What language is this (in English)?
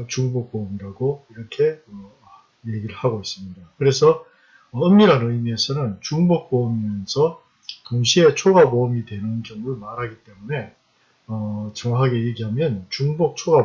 Korean